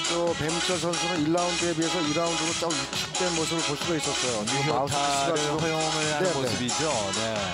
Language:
Korean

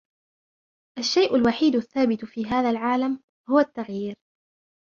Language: Arabic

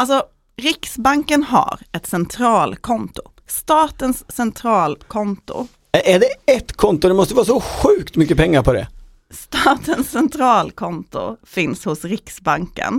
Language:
Swedish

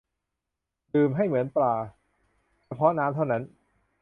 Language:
Thai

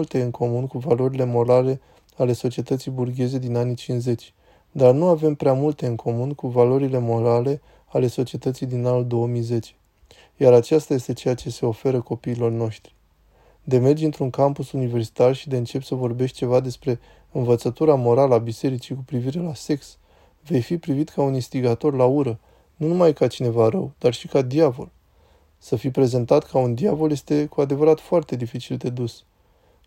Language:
Romanian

